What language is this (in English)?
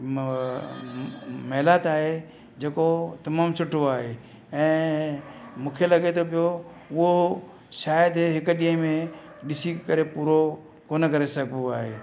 Sindhi